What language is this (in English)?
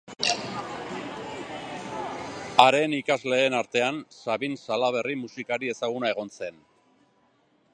Basque